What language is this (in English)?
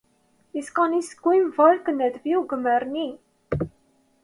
Armenian